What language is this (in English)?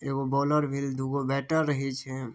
Maithili